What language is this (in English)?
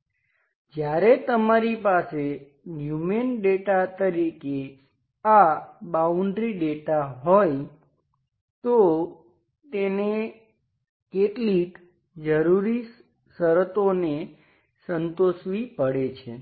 Gujarati